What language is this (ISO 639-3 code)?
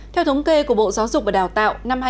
vie